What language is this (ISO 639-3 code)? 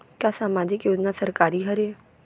hne